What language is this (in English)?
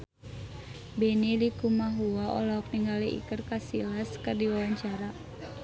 Sundanese